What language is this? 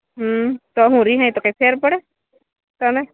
Gujarati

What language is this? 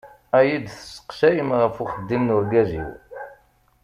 Kabyle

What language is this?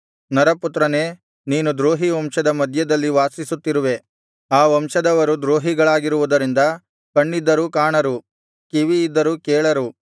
Kannada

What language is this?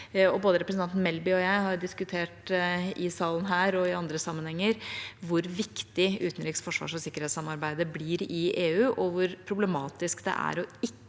Norwegian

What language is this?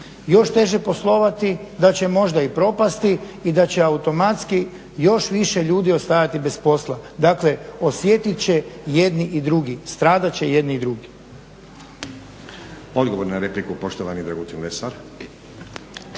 Croatian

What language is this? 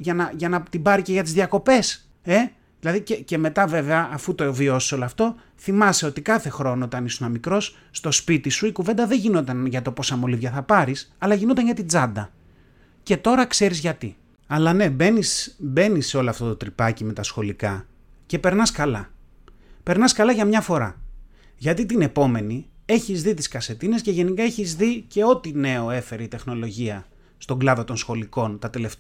Greek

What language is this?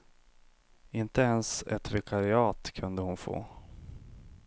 Swedish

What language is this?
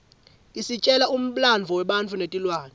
Swati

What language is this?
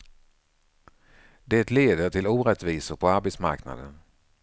Swedish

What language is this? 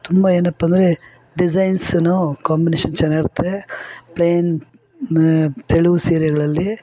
Kannada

